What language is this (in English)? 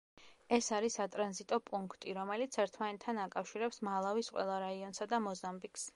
Georgian